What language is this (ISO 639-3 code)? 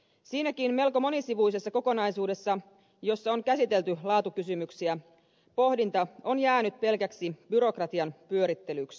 fin